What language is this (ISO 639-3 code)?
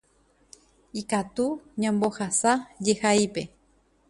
grn